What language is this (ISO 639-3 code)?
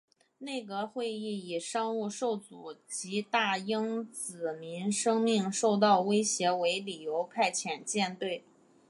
zho